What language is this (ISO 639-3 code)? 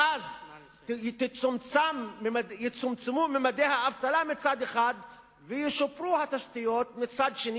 heb